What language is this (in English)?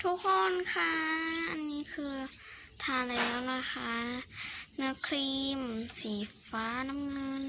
Thai